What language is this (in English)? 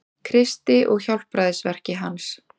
Icelandic